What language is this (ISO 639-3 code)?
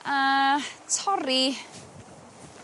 cym